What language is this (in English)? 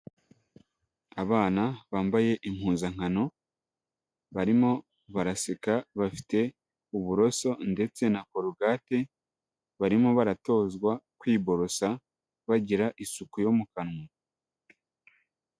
Kinyarwanda